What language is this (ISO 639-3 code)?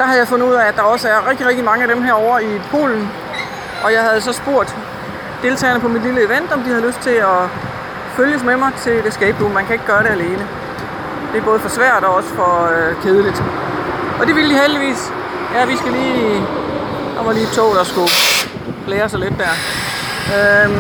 dan